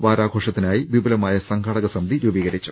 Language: Malayalam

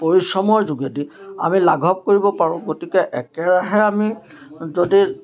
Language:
Assamese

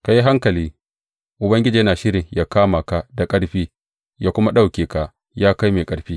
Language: Hausa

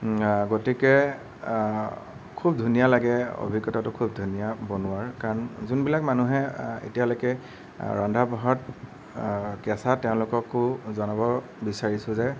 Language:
Assamese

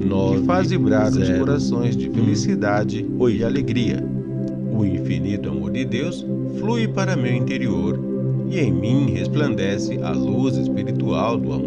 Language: Portuguese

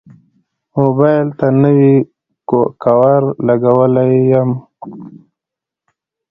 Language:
Pashto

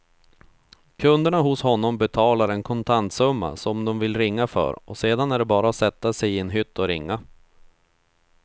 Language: Swedish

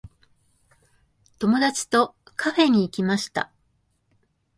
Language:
Japanese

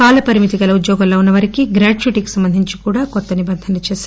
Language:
Telugu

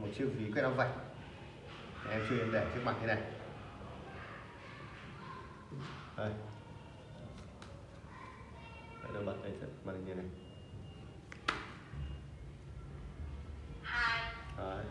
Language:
Vietnamese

